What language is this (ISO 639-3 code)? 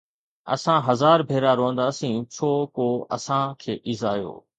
snd